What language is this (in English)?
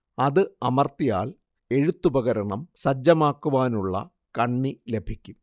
Malayalam